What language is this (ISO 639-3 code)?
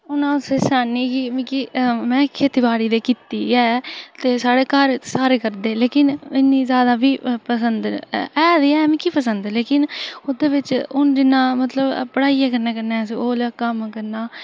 doi